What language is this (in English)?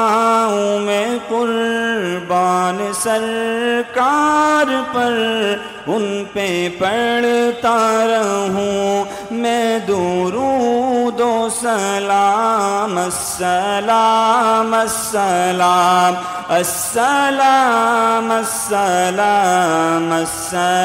Urdu